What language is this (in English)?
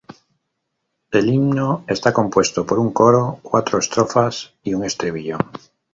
Spanish